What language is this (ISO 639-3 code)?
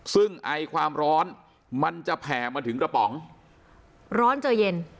tha